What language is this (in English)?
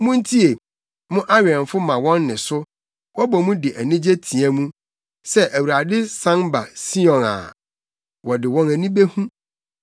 Akan